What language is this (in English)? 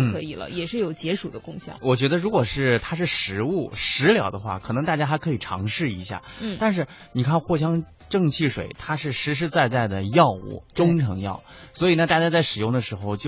Chinese